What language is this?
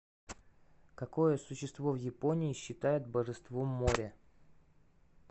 Russian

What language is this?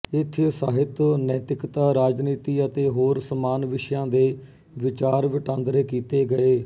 Punjabi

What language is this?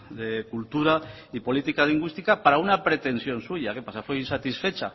Spanish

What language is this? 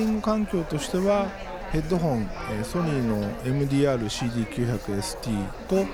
Japanese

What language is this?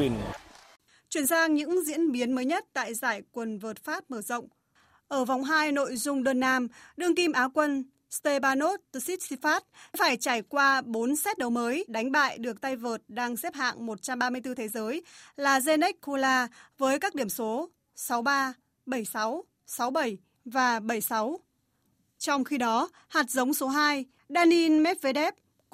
Vietnamese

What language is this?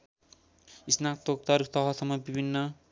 Nepali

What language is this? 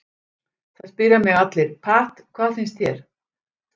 Icelandic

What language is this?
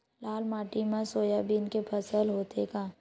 Chhattisgarhi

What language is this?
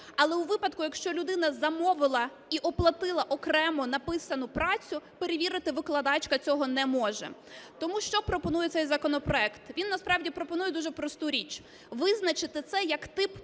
Ukrainian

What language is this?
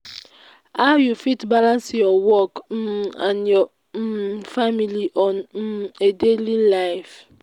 Nigerian Pidgin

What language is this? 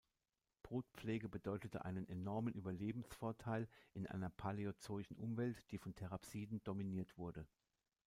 German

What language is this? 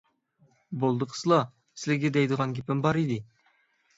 Uyghur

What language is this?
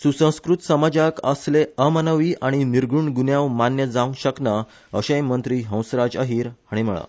Konkani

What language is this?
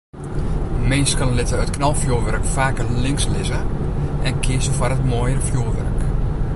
Western Frisian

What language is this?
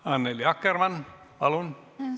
Estonian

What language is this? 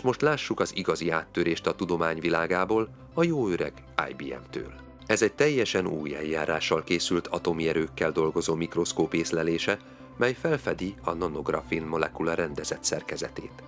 Hungarian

